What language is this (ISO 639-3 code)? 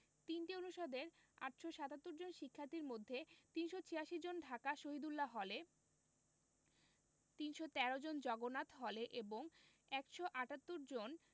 ben